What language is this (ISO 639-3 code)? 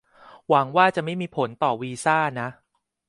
tha